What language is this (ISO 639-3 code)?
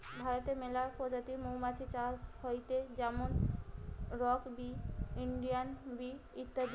ben